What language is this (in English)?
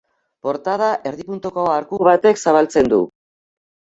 Basque